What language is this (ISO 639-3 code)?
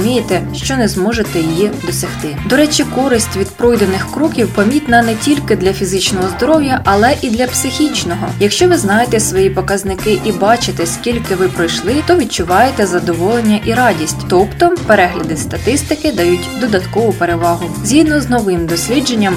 ukr